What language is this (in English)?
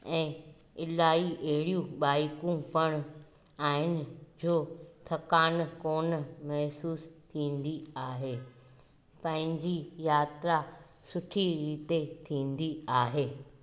Sindhi